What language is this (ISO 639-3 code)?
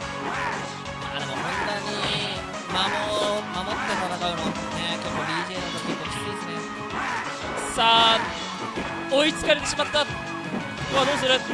jpn